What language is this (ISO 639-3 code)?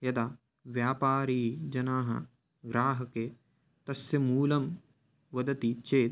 san